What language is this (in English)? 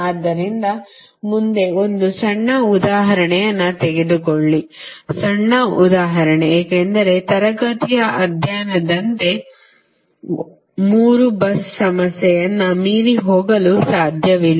Kannada